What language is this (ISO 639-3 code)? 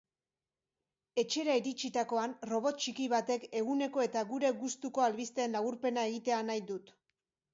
eus